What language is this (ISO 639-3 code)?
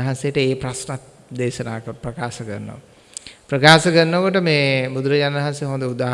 sin